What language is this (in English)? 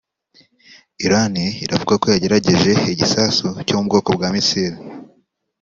Kinyarwanda